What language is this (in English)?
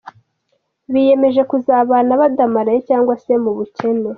Kinyarwanda